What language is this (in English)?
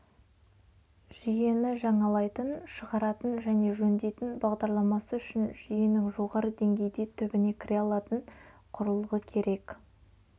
Kazakh